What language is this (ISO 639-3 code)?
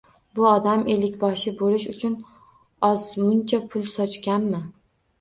uzb